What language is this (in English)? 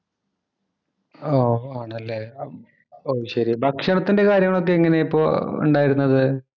Malayalam